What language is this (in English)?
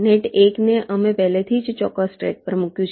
Gujarati